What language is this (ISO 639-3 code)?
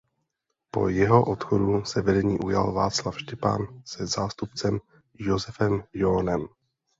ces